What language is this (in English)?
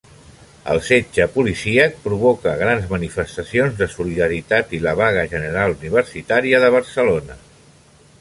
Catalan